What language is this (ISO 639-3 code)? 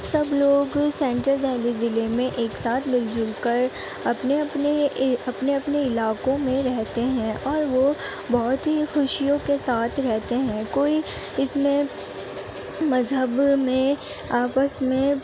urd